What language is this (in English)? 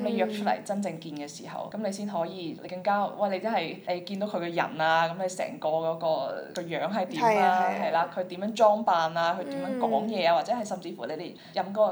Chinese